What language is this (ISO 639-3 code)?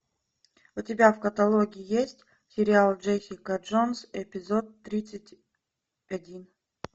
rus